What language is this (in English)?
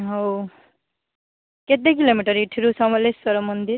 Odia